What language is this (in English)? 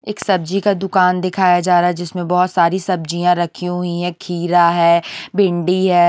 Hindi